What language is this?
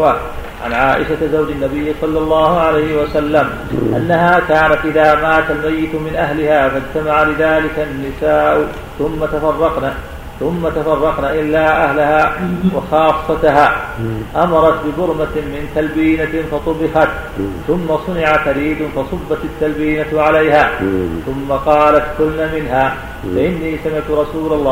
Arabic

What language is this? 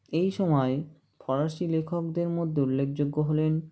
Bangla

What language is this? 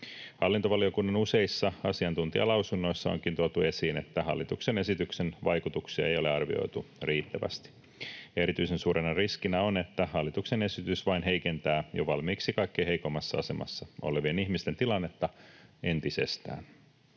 Finnish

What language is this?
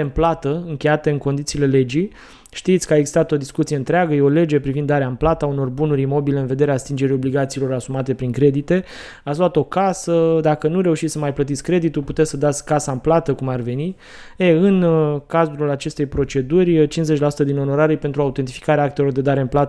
Romanian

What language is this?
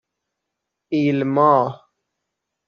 Persian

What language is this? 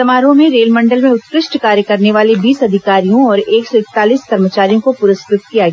Hindi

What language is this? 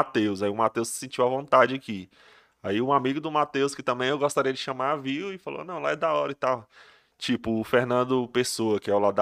Portuguese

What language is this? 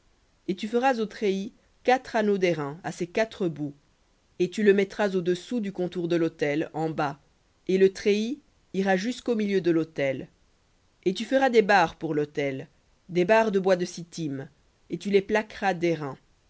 French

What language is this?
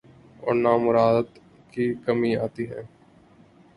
Urdu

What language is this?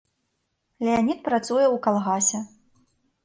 Belarusian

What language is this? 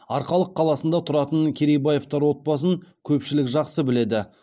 Kazakh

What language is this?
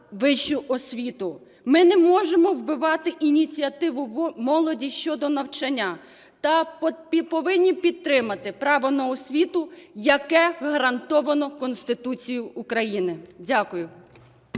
Ukrainian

